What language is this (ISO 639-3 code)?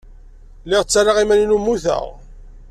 kab